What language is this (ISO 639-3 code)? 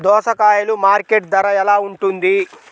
tel